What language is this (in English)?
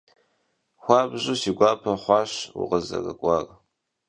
Kabardian